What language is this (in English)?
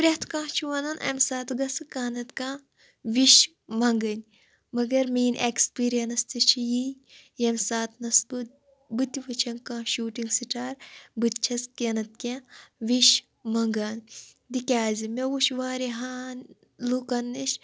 Kashmiri